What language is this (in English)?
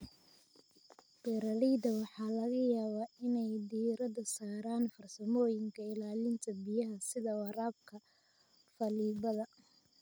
Somali